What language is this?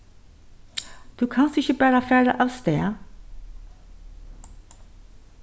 Faroese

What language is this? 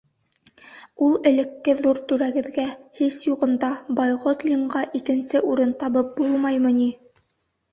Bashkir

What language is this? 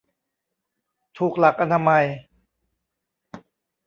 Thai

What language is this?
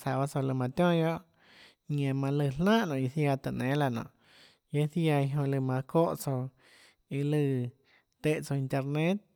Tlacoatzintepec Chinantec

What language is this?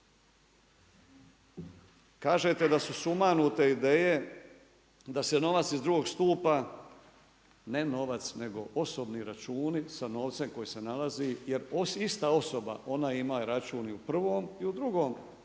Croatian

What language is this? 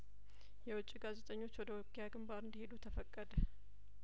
Amharic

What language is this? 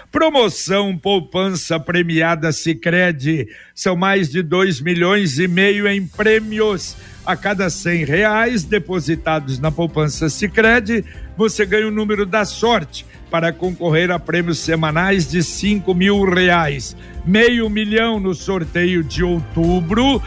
Portuguese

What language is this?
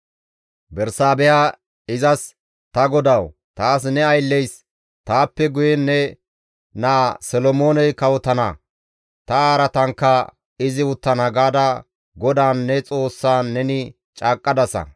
Gamo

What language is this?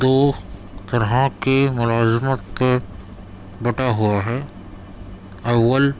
Urdu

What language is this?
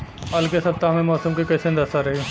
Bhojpuri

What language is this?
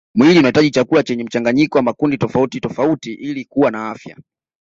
Swahili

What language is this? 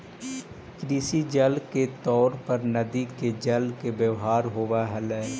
Magahi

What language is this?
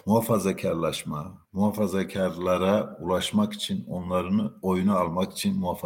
Turkish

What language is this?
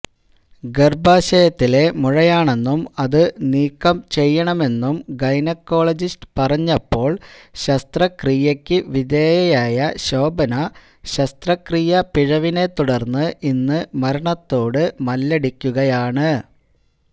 Malayalam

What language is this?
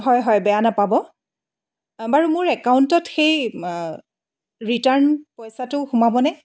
Assamese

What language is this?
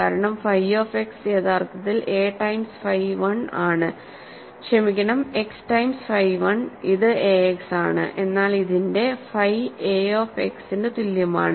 Malayalam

